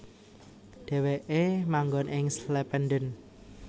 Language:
Javanese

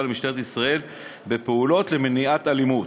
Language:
Hebrew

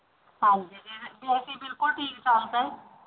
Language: Punjabi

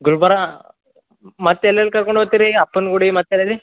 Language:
Kannada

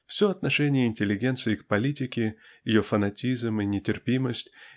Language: Russian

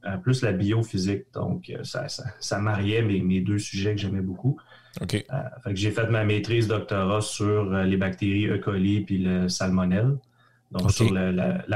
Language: French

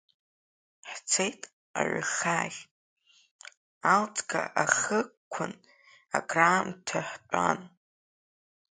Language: Abkhazian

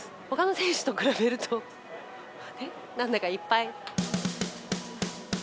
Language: Japanese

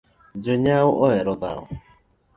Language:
Luo (Kenya and Tanzania)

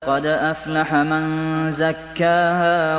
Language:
Arabic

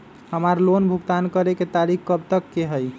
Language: Magahi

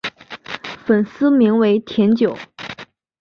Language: Chinese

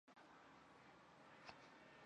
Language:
Chinese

